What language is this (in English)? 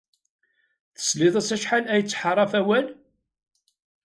Kabyle